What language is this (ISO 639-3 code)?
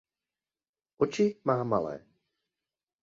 ces